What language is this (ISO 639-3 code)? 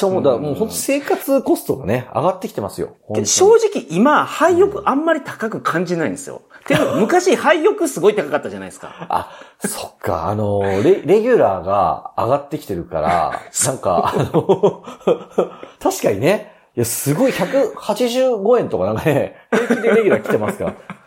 jpn